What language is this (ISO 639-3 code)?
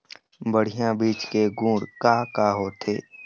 hne